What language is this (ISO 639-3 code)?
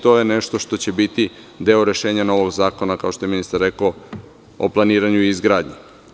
srp